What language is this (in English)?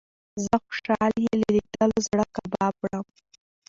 Pashto